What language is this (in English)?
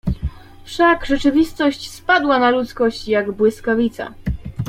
Polish